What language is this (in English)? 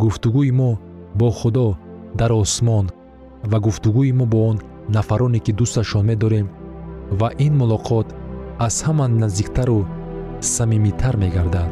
Persian